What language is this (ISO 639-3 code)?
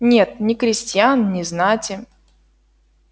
rus